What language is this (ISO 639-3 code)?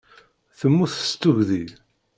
kab